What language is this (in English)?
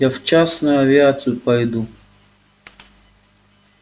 Russian